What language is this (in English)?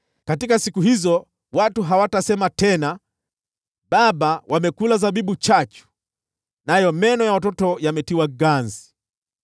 Swahili